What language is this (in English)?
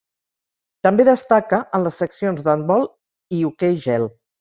Catalan